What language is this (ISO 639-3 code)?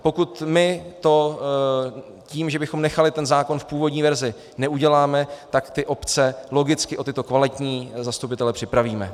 ces